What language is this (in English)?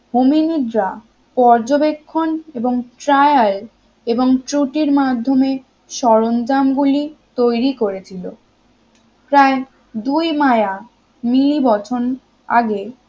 Bangla